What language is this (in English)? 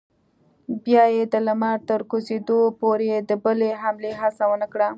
Pashto